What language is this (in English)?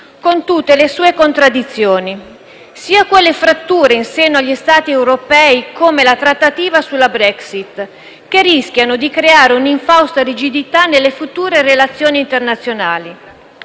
Italian